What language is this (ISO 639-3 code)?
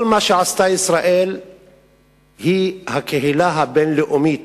heb